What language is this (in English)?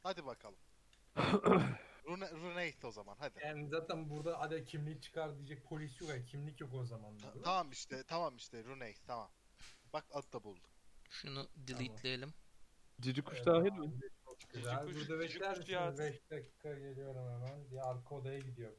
Turkish